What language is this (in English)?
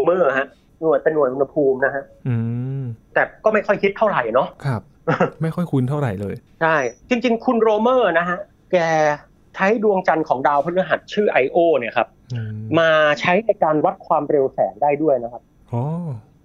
Thai